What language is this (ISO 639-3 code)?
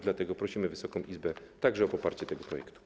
pol